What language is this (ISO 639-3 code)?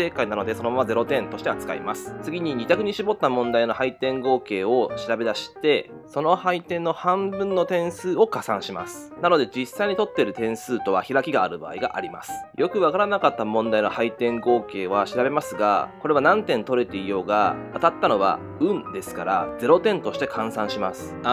jpn